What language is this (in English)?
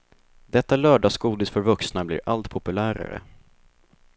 Swedish